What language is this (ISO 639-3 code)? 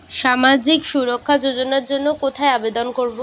ben